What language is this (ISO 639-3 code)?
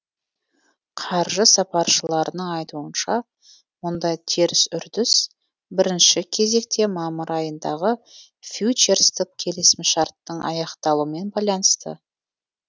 kaz